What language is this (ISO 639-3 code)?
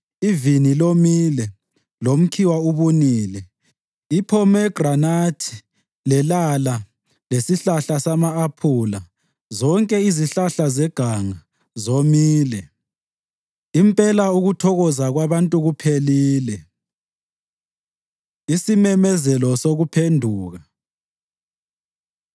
nde